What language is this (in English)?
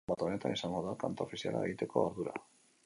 Basque